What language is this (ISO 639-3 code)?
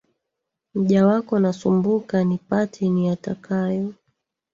swa